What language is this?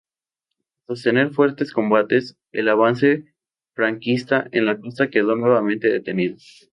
Spanish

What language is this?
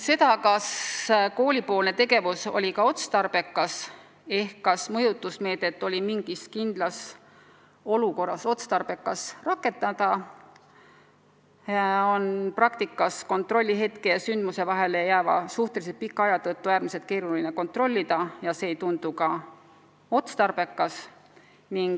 Estonian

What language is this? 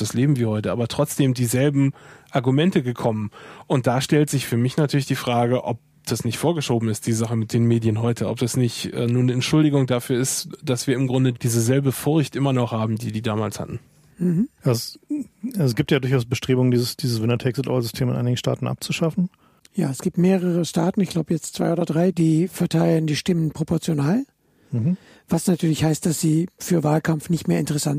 German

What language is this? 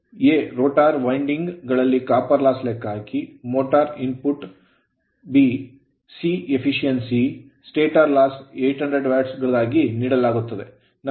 Kannada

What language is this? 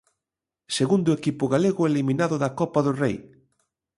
Galician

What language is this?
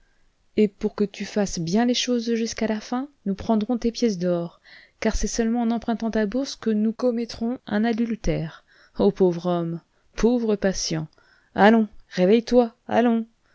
French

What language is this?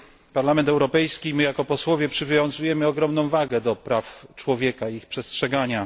Polish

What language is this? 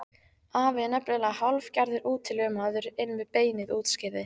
Icelandic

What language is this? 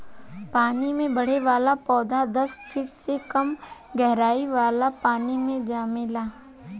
Bhojpuri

